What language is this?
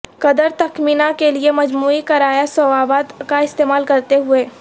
Urdu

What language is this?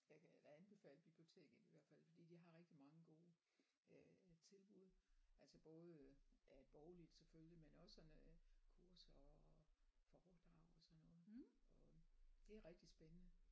Danish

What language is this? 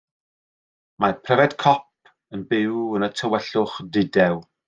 Welsh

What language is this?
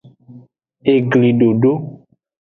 Aja (Benin)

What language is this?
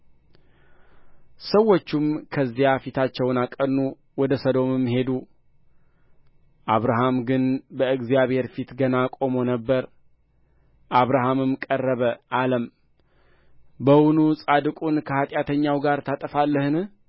Amharic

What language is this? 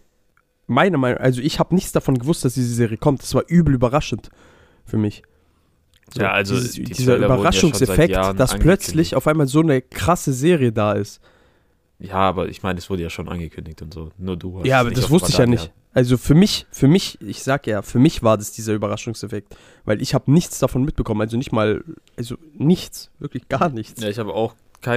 German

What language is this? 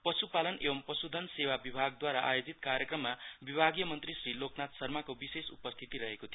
Nepali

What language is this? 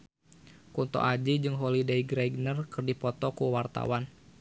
Sundanese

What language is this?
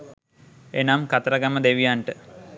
Sinhala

